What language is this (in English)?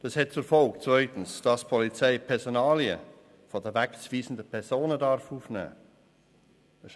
Swiss German